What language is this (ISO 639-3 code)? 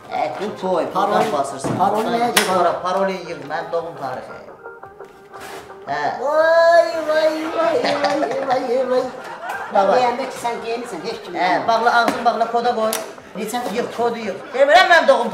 tur